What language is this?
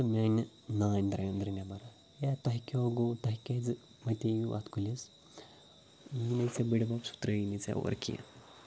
Kashmiri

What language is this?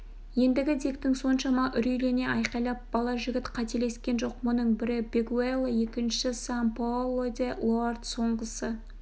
Kazakh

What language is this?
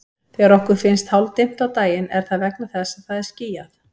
Icelandic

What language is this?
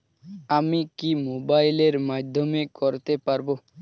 Bangla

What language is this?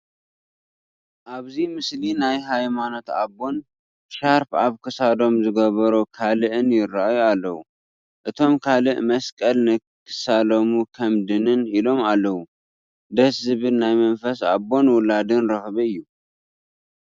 Tigrinya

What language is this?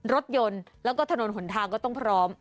Thai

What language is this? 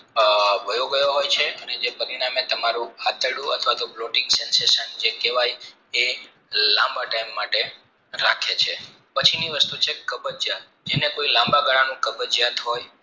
Gujarati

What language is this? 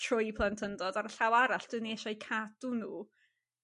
Welsh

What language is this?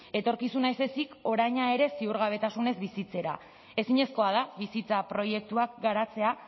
Basque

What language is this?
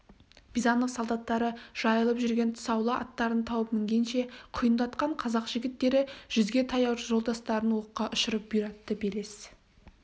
Kazakh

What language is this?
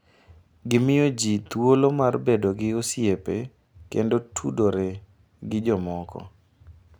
Luo (Kenya and Tanzania)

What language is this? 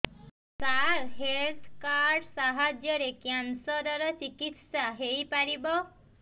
Odia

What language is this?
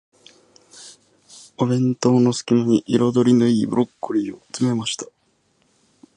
Japanese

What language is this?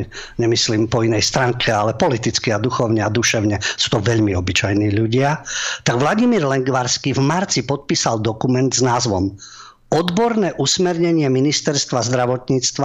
Slovak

